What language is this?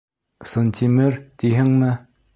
Bashkir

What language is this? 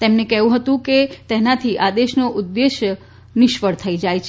Gujarati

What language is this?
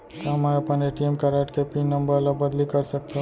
Chhattisgarhi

